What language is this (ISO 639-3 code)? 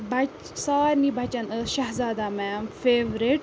kas